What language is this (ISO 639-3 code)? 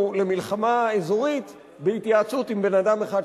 heb